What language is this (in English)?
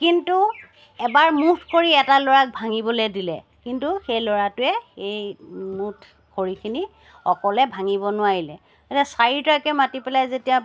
Assamese